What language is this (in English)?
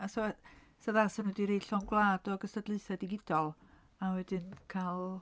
Welsh